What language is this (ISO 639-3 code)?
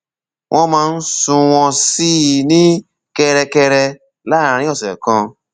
yor